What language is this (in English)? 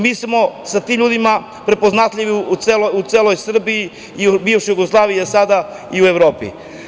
Serbian